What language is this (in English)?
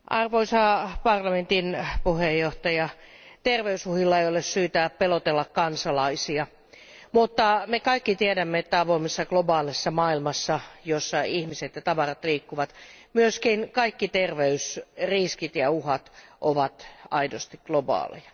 Finnish